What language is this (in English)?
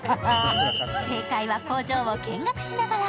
Japanese